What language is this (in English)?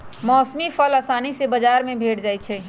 Magahi